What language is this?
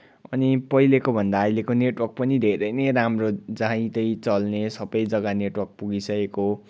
Nepali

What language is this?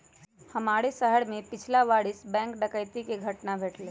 Magahi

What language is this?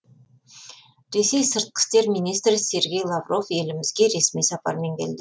Kazakh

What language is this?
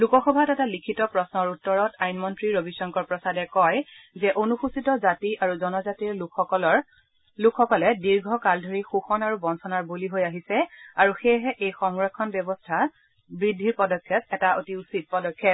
Assamese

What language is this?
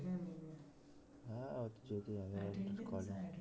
Bangla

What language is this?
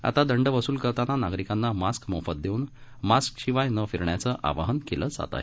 Marathi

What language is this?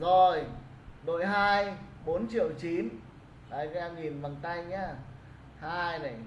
Vietnamese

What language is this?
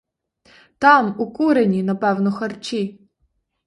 Ukrainian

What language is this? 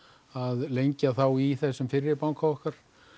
Icelandic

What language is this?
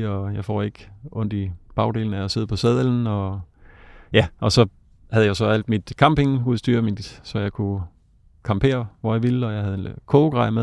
Danish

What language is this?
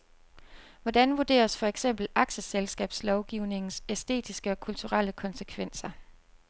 Danish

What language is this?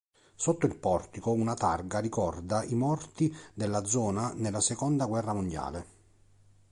Italian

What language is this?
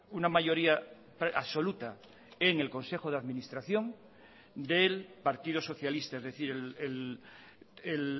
Spanish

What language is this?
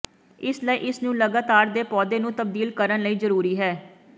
Punjabi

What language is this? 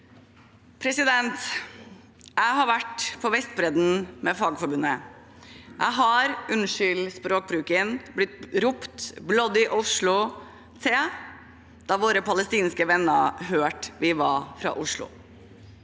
Norwegian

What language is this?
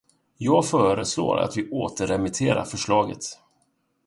Swedish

